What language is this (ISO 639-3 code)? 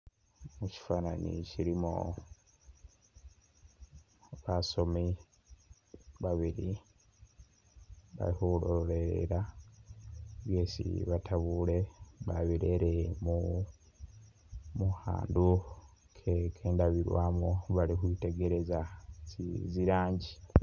myx